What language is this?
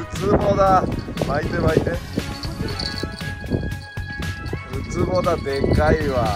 Japanese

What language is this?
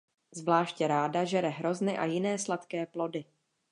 Czech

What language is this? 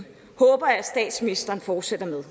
Danish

